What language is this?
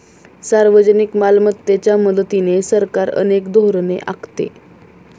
Marathi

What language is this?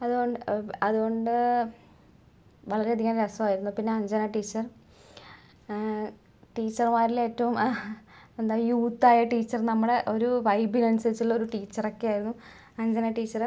Malayalam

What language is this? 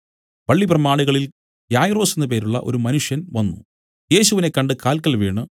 Malayalam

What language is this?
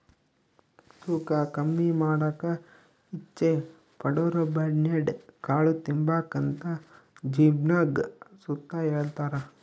Kannada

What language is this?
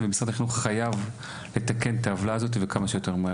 Hebrew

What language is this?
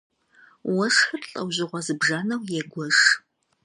Kabardian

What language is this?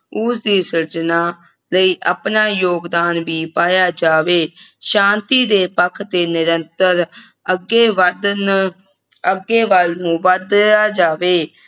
Punjabi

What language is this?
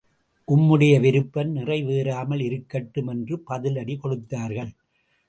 Tamil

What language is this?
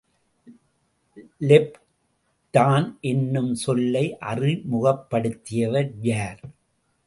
Tamil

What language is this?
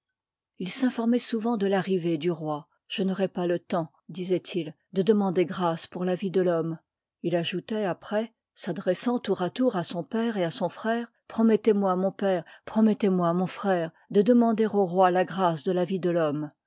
French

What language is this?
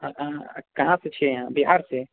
Maithili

